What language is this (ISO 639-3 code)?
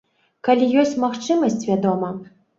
bel